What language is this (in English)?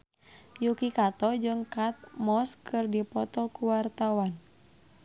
Sundanese